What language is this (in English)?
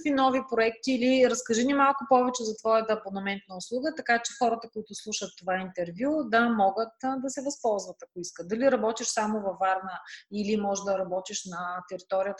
Bulgarian